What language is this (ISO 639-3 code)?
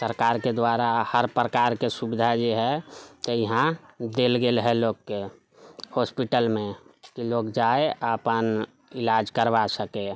mai